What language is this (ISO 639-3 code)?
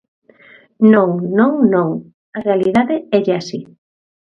glg